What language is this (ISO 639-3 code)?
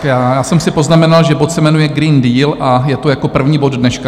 ces